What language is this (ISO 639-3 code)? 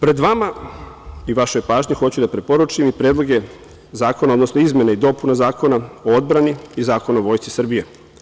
srp